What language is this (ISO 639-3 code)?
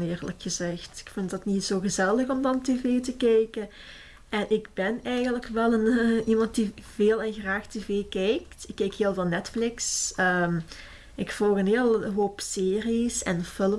nld